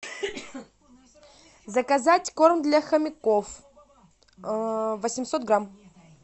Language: Russian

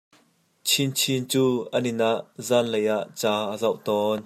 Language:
Hakha Chin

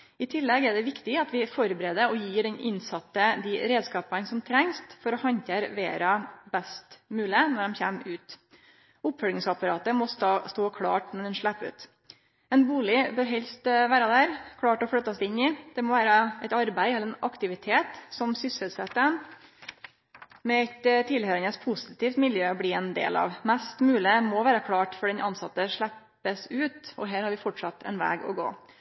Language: Norwegian Nynorsk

